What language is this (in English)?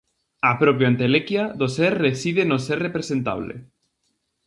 Galician